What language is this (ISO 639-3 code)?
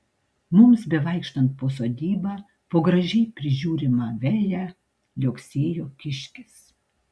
lit